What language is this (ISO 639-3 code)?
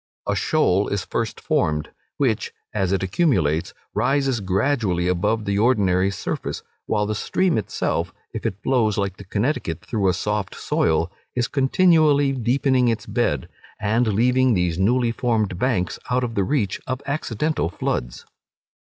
eng